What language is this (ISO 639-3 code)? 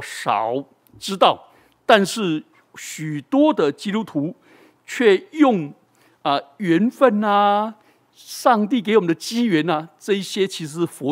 zho